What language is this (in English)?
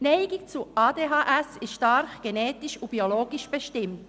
Swiss German